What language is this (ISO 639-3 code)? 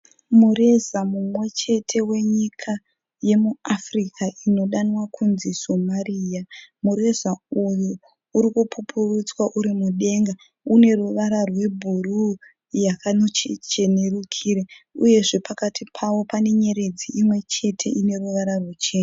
sna